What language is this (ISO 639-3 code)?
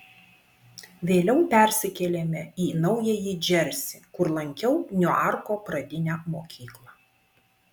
lit